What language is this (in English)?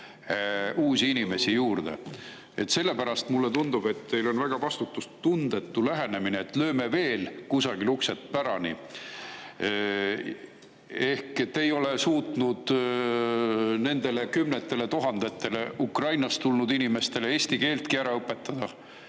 Estonian